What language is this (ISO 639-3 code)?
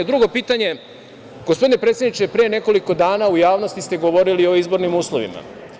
srp